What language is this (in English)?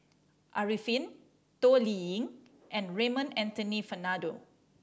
English